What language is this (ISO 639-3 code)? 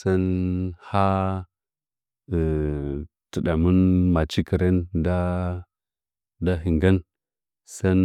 nja